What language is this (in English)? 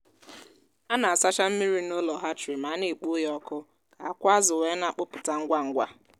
Igbo